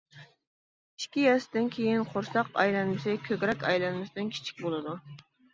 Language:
Uyghur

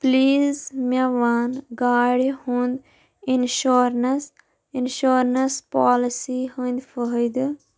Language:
Kashmiri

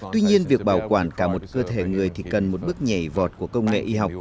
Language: Vietnamese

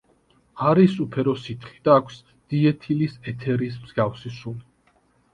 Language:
Georgian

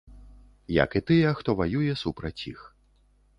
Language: Belarusian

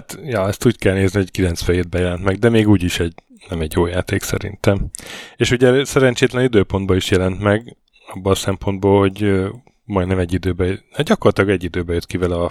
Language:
Hungarian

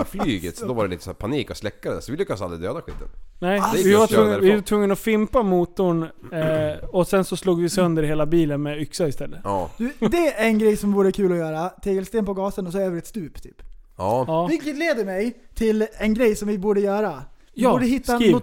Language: Swedish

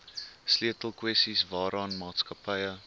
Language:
Afrikaans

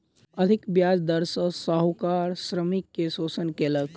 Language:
Maithili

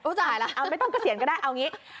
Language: Thai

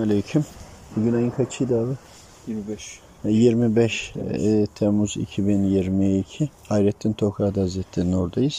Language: Turkish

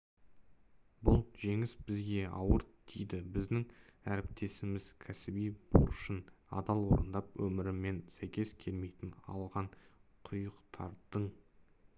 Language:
Kazakh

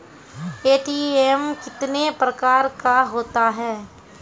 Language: Maithili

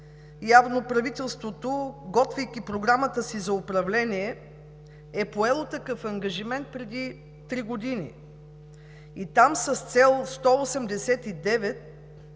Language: Bulgarian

